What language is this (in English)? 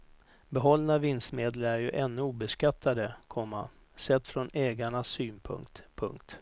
Swedish